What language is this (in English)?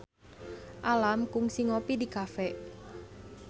Sundanese